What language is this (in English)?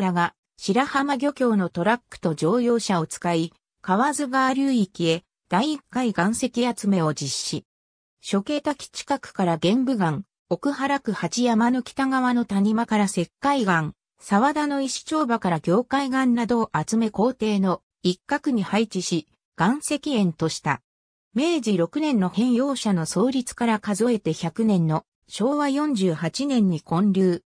Japanese